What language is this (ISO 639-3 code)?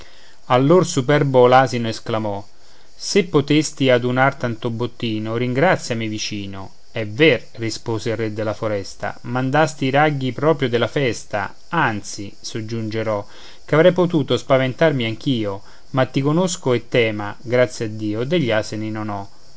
ita